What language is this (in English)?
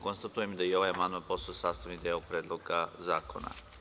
Serbian